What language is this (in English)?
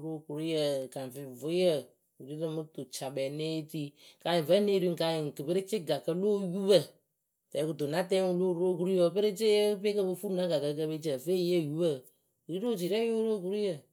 Akebu